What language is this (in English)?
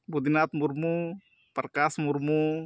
Santali